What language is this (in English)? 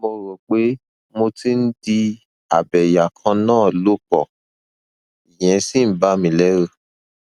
Yoruba